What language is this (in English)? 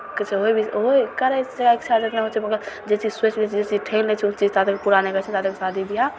Maithili